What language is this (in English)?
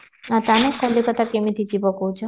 Odia